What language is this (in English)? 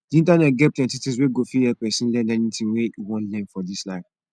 Nigerian Pidgin